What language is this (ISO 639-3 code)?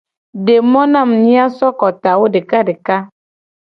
gej